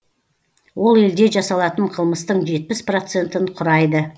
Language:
Kazakh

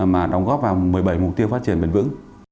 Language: Vietnamese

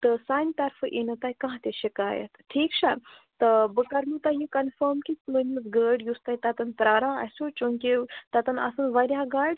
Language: Kashmiri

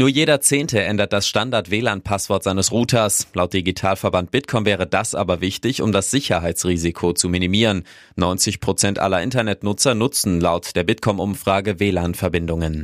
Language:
German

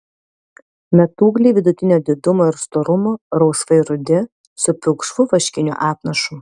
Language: Lithuanian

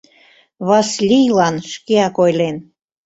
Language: Mari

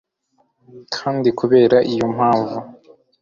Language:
Kinyarwanda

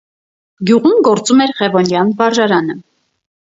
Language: Armenian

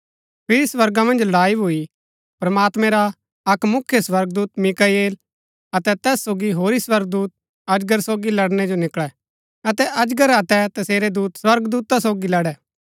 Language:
Gaddi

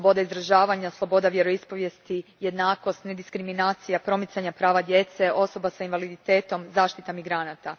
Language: Croatian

